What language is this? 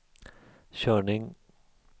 Swedish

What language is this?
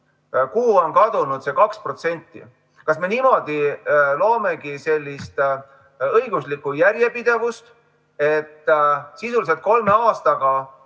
Estonian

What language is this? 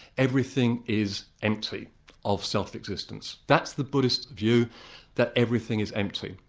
English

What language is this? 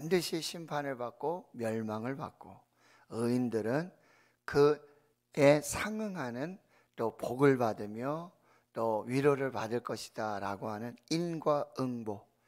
Korean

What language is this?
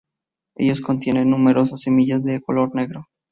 Spanish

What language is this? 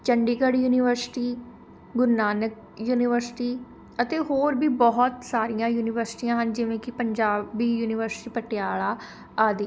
Punjabi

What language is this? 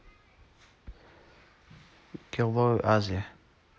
Russian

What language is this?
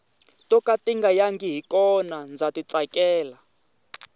Tsonga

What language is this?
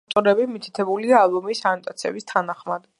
Georgian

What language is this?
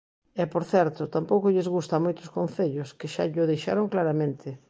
Galician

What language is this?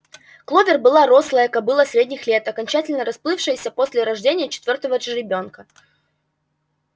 Russian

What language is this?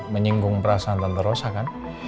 Indonesian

